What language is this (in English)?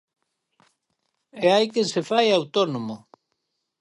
Galician